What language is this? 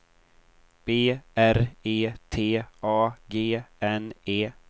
Swedish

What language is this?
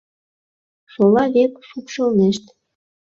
Mari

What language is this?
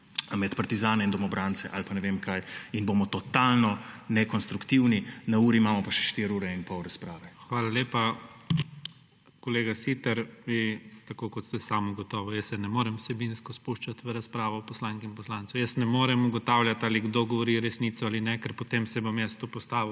Slovenian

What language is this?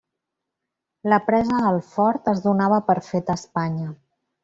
Catalan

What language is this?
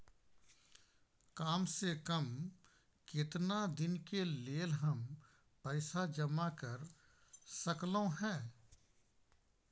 Maithili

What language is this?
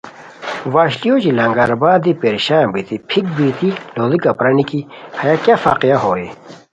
Khowar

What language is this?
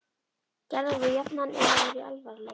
Icelandic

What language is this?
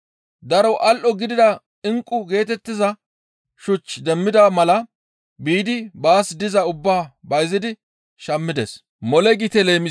Gamo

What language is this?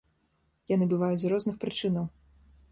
Belarusian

